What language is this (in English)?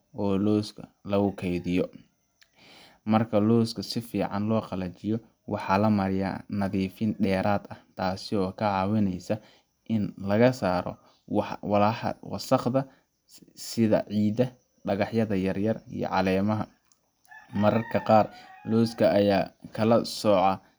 Somali